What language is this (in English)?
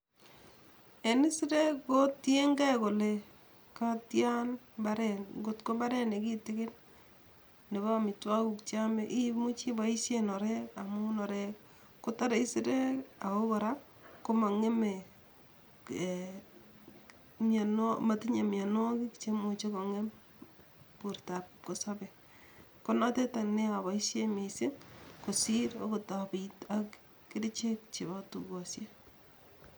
Kalenjin